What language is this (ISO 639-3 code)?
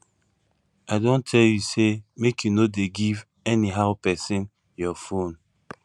pcm